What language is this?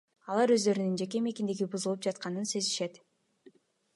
Kyrgyz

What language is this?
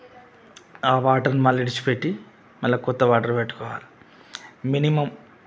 Telugu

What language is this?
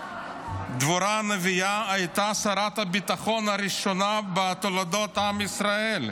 Hebrew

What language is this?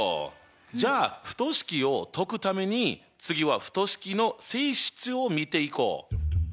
Japanese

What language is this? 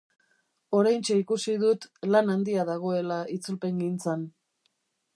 Basque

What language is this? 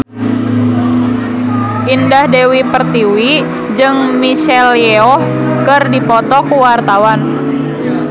Sundanese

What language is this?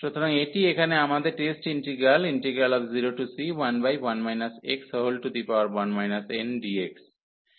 Bangla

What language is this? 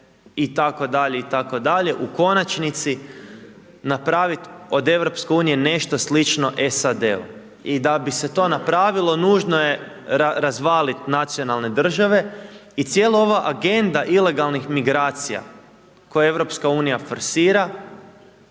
Croatian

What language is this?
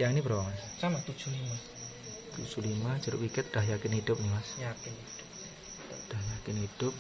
Indonesian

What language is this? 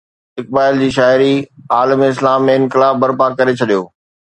Sindhi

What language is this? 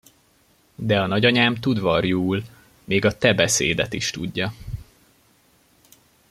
Hungarian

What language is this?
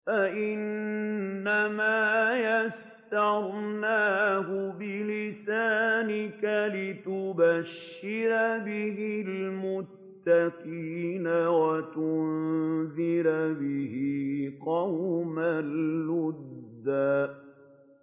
Arabic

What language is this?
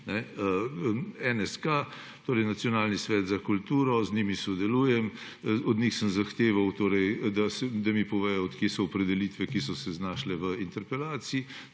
Slovenian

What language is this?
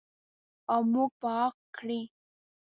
Pashto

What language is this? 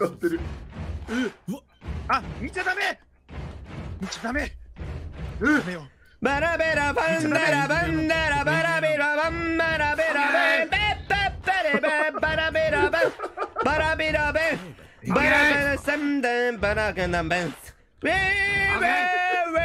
Japanese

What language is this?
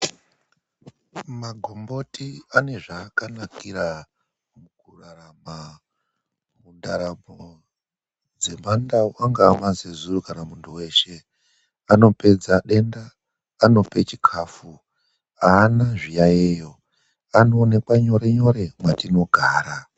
Ndau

